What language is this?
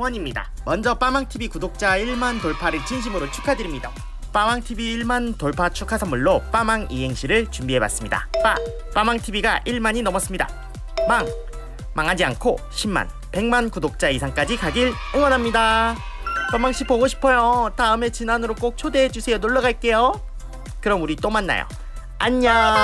Korean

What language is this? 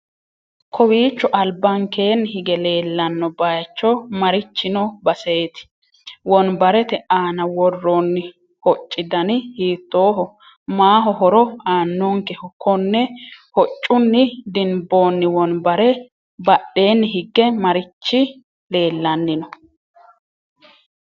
Sidamo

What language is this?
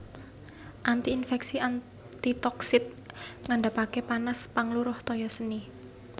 Javanese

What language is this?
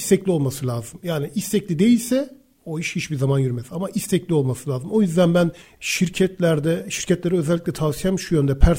Turkish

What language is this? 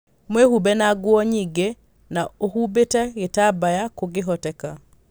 Kikuyu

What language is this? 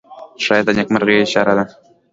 Pashto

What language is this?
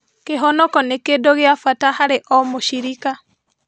Kikuyu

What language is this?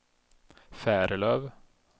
Swedish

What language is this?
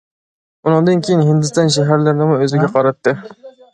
Uyghur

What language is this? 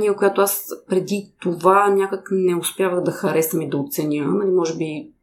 Bulgarian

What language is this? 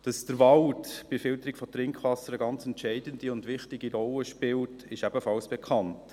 Swiss German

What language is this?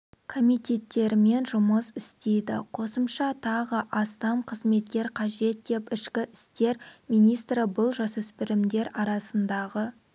Kazakh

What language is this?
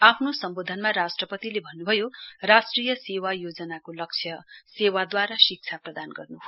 Nepali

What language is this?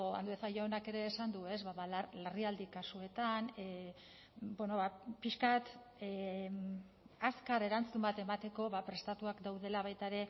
Basque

